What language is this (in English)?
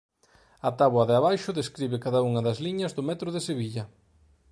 Galician